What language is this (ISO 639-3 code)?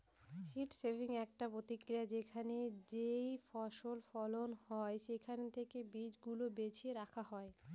ben